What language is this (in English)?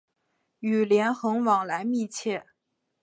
Chinese